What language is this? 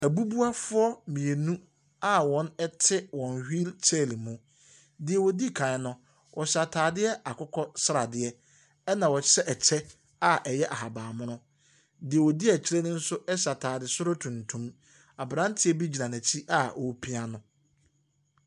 Akan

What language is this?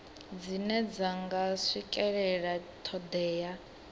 Venda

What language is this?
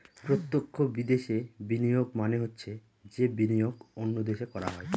Bangla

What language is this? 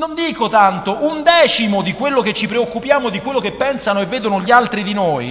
Italian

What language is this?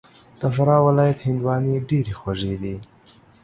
Pashto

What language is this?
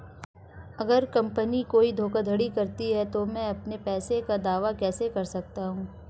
Hindi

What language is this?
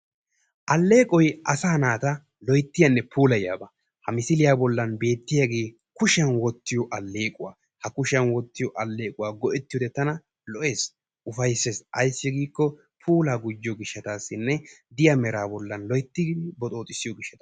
Wolaytta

